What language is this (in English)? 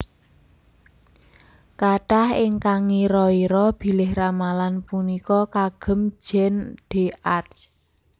Javanese